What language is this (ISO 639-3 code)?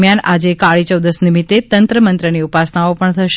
guj